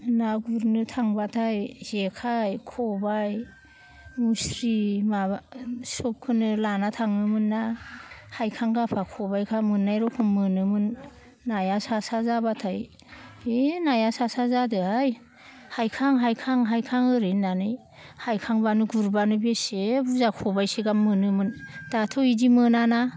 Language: Bodo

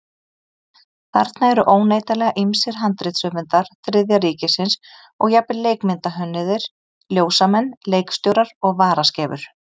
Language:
Icelandic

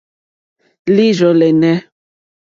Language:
Mokpwe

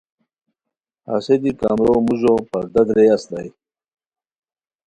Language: Khowar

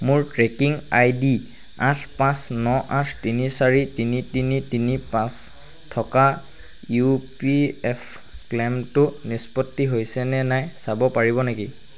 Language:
Assamese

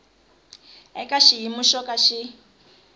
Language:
Tsonga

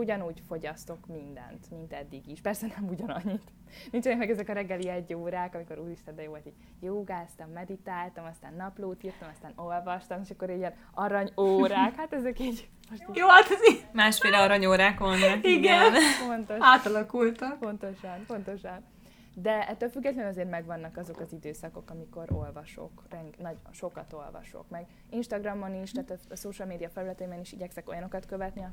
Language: Hungarian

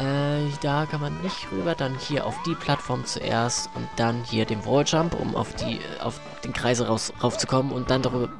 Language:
German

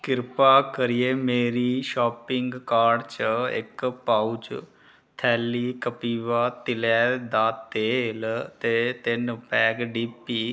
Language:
Dogri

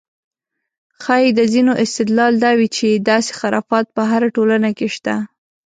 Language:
Pashto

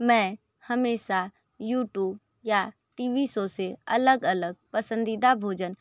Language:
Hindi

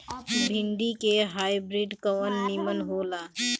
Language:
Bhojpuri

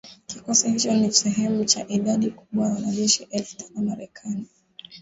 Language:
Swahili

